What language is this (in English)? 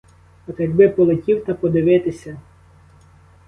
Ukrainian